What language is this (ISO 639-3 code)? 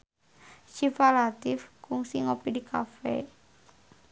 sun